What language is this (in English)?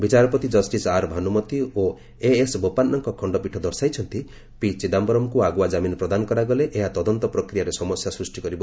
Odia